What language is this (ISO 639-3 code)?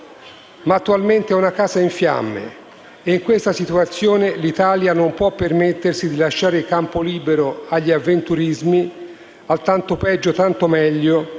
ita